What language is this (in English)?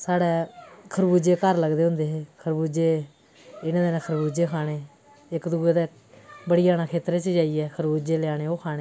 Dogri